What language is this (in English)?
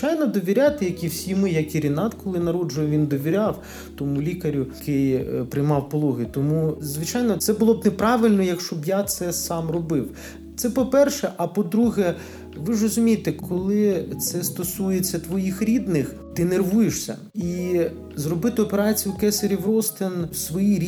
Ukrainian